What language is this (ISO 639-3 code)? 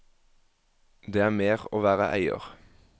nor